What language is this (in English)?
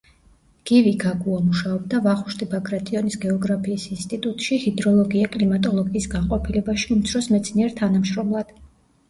Georgian